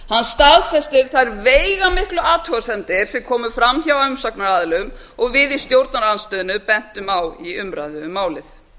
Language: Icelandic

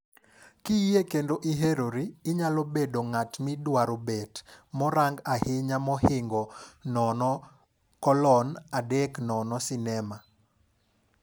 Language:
Luo (Kenya and Tanzania)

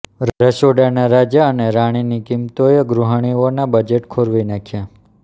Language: Gujarati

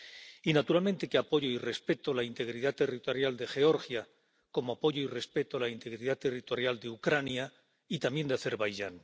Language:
Spanish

